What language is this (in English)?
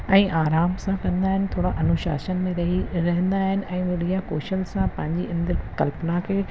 Sindhi